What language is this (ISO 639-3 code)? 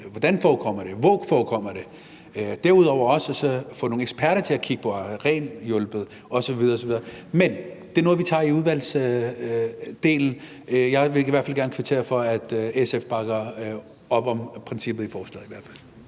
dan